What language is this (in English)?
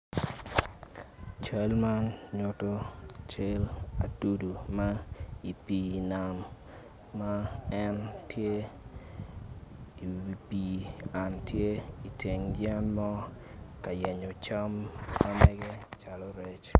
Acoli